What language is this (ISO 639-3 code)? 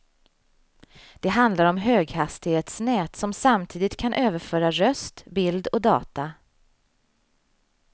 swe